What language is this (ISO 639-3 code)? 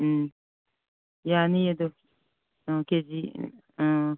mni